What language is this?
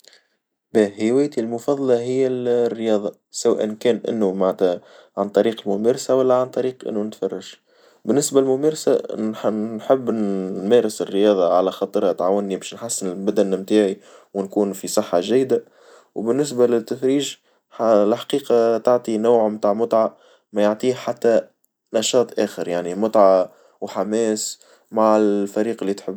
Tunisian Arabic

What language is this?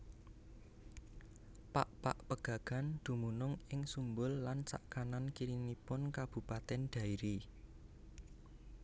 Javanese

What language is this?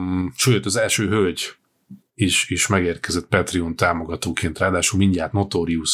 Hungarian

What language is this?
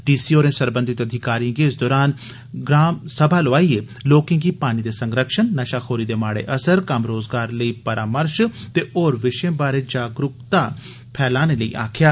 Dogri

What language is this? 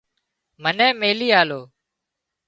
Wadiyara Koli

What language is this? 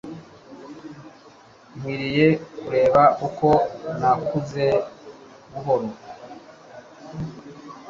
Kinyarwanda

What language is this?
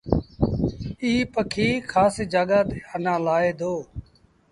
Sindhi Bhil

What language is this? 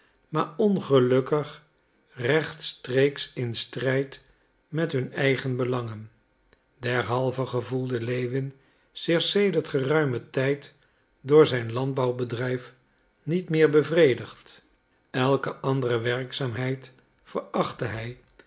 Dutch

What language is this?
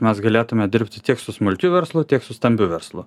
Lithuanian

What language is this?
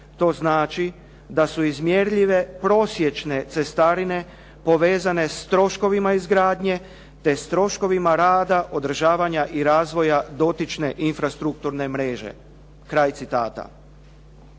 Croatian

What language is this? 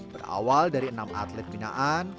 Indonesian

